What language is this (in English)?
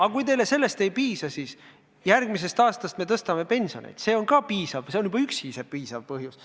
Estonian